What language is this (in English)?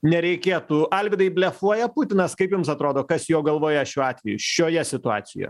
Lithuanian